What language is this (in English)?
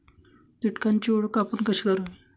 Marathi